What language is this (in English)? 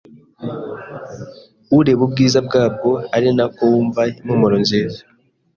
Kinyarwanda